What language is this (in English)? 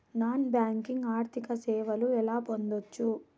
Telugu